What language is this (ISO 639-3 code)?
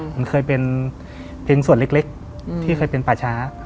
tha